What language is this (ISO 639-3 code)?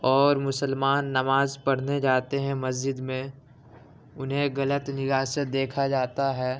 urd